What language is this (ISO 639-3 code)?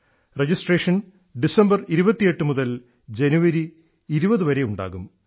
mal